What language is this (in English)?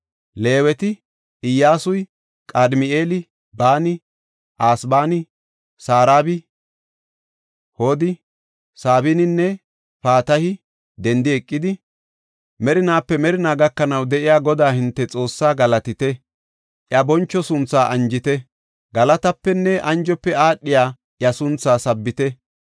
Gofa